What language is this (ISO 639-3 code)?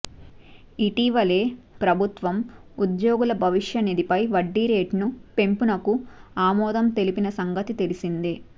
tel